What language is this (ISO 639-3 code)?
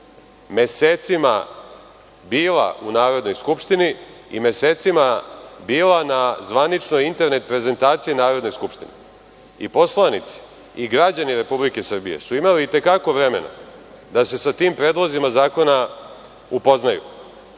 srp